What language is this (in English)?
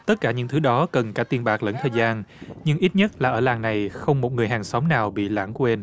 Vietnamese